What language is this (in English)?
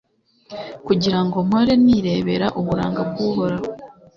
Kinyarwanda